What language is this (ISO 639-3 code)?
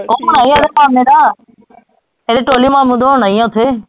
pan